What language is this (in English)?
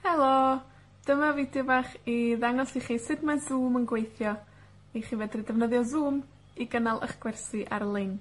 Welsh